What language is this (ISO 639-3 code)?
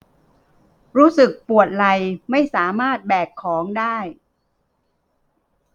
tha